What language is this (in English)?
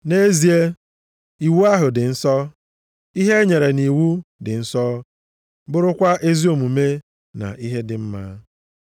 Igbo